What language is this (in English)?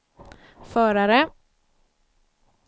Swedish